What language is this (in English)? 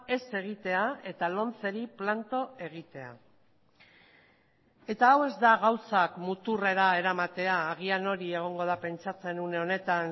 Basque